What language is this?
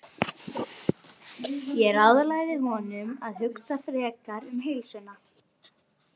Icelandic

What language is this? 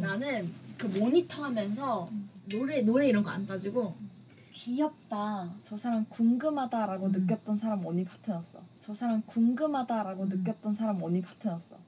Korean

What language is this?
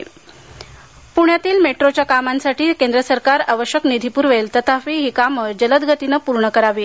Marathi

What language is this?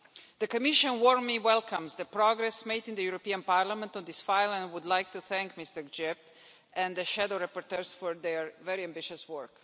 English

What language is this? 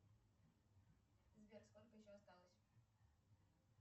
Russian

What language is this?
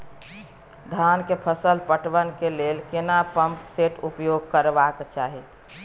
Maithili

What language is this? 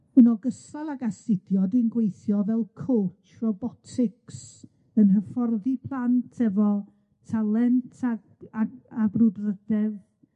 Welsh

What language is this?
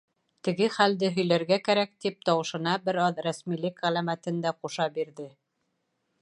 Bashkir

